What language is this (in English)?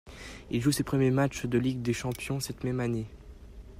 French